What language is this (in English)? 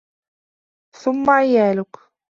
Arabic